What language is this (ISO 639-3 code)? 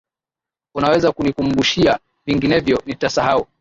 swa